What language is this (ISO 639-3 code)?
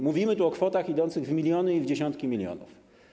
pol